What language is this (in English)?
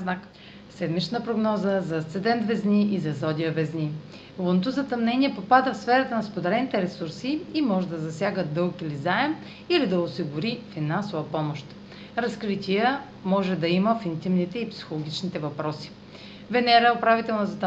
Bulgarian